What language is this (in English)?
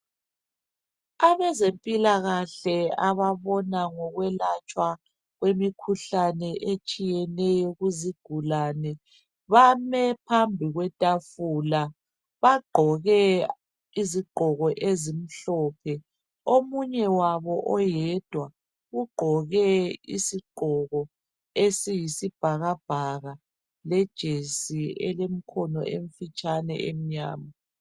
North Ndebele